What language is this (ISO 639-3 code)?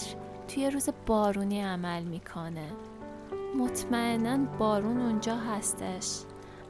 fas